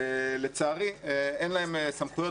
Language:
Hebrew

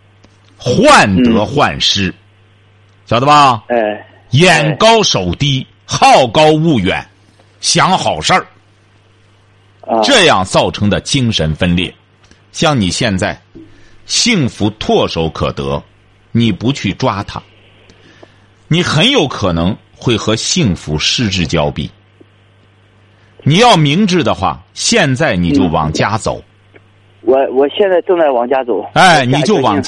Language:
Chinese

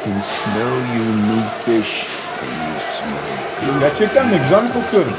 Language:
Turkish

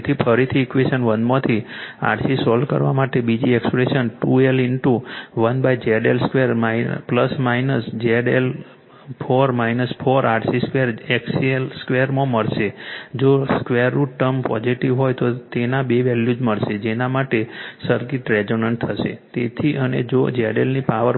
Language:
Gujarati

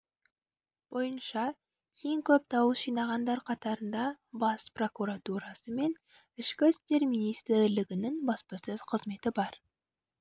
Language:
Kazakh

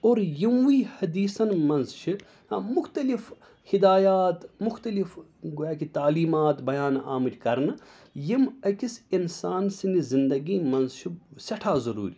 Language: Kashmiri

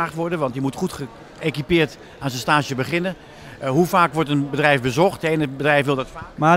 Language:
Dutch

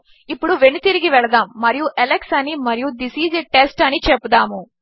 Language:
Telugu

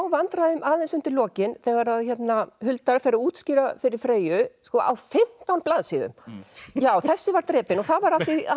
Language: Icelandic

